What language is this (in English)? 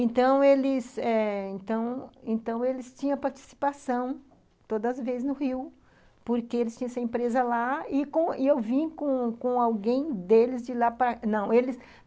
Portuguese